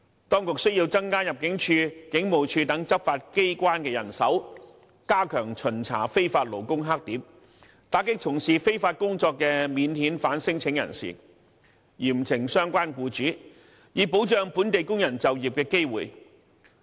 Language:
Cantonese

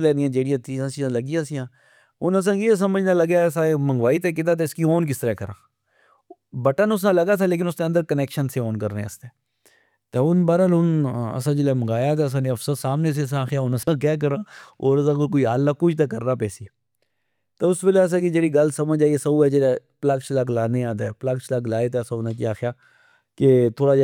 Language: Pahari-Potwari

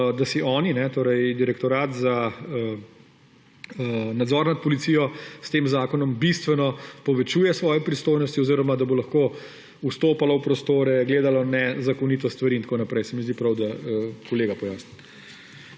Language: Slovenian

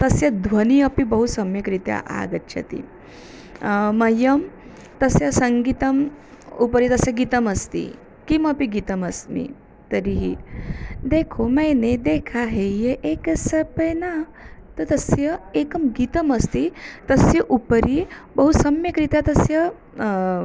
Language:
Sanskrit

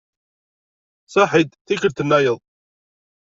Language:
Kabyle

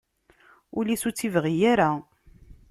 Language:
Kabyle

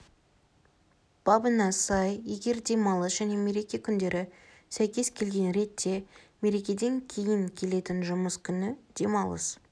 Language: Kazakh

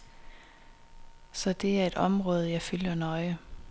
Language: Danish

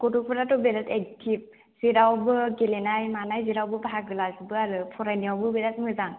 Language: Bodo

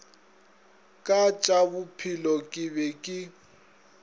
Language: Northern Sotho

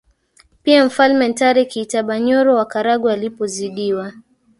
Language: Swahili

